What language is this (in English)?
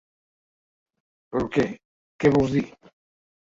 Catalan